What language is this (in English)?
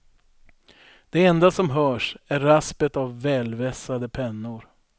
Swedish